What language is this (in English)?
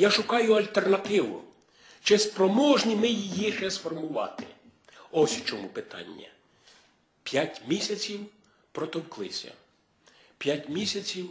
Ukrainian